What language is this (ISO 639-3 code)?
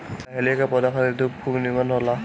bho